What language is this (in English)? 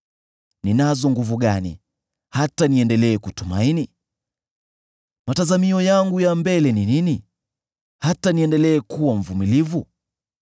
Swahili